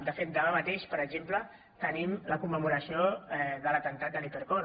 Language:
Catalan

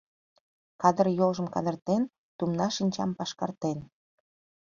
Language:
Mari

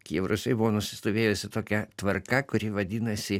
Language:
Lithuanian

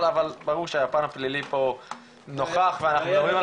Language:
Hebrew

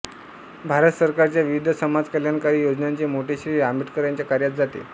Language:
Marathi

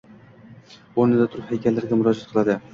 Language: Uzbek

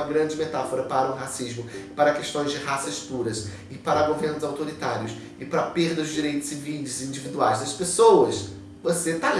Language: Portuguese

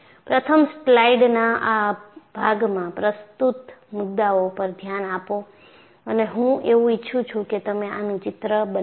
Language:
Gujarati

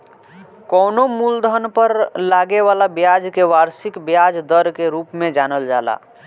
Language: Bhojpuri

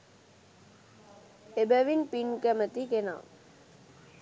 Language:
Sinhala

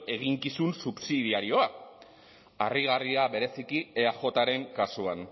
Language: Basque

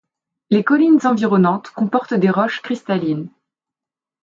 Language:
French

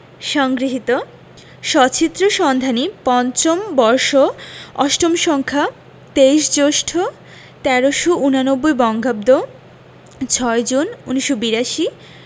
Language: Bangla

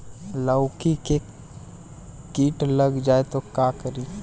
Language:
Bhojpuri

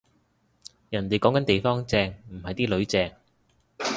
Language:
Cantonese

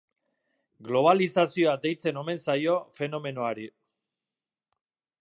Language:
Basque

